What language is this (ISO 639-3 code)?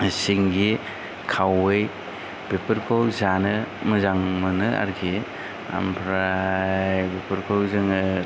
brx